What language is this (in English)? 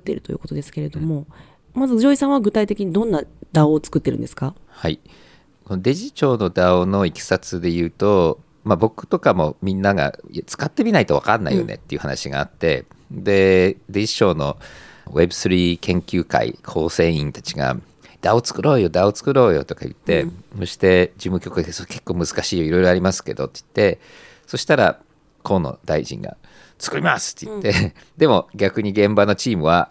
Japanese